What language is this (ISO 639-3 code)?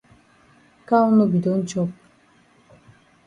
wes